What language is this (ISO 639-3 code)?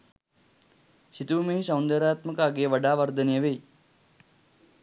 sin